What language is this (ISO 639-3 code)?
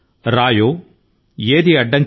tel